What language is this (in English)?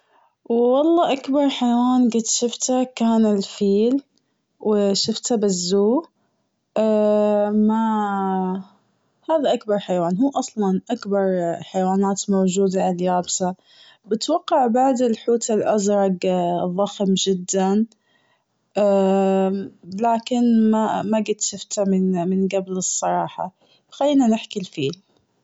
Gulf Arabic